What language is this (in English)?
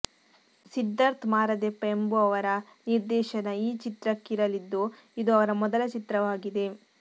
Kannada